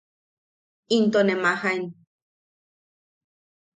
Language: Yaqui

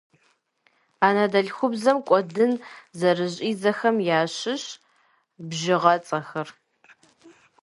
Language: Kabardian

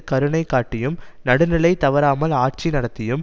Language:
Tamil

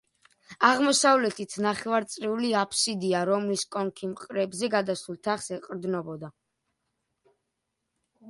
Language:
Georgian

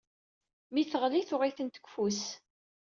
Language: Kabyle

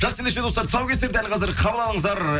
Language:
Kazakh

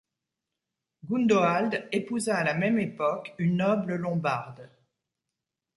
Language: French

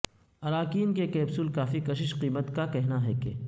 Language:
Urdu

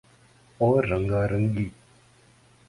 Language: Urdu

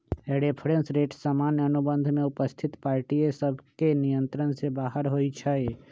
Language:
Magahi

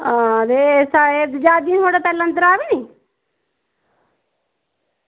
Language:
Dogri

